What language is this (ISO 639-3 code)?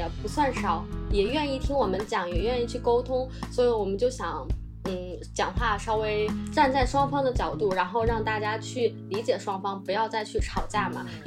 zho